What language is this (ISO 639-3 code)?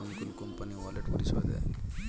ben